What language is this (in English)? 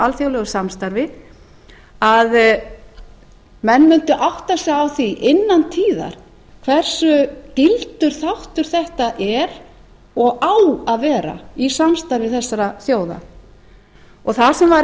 Icelandic